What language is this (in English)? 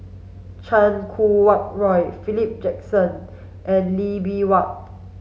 English